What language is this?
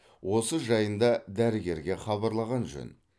Kazakh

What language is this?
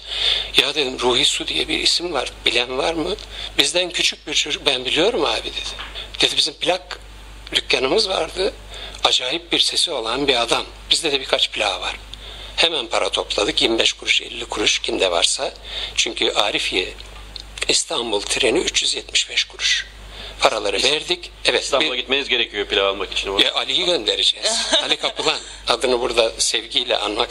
Turkish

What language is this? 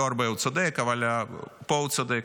Hebrew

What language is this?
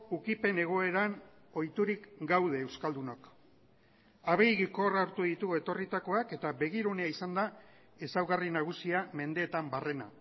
Basque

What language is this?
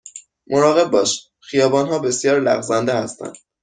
Persian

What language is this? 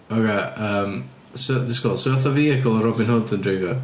Welsh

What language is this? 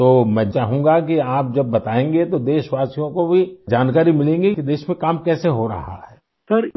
Urdu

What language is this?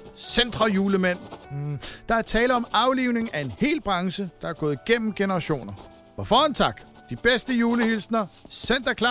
Danish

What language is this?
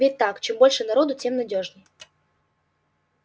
Russian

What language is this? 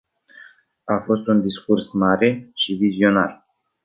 Romanian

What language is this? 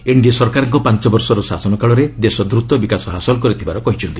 Odia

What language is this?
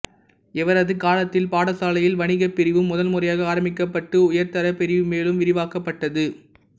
Tamil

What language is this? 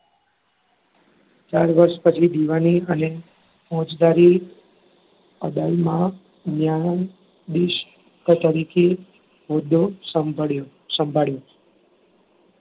Gujarati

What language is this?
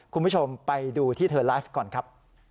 Thai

